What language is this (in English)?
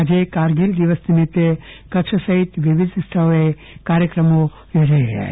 Gujarati